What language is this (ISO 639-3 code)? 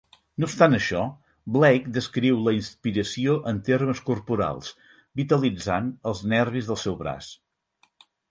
cat